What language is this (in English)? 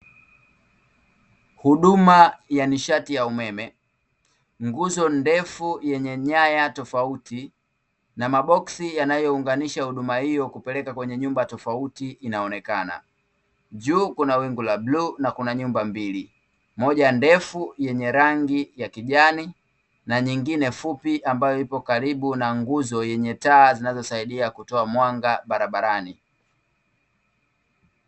Swahili